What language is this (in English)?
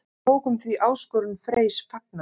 Icelandic